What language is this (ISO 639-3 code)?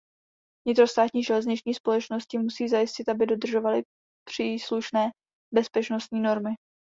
ces